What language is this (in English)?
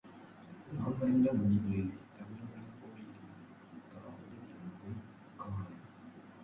Tamil